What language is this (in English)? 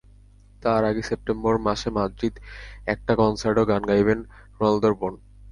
Bangla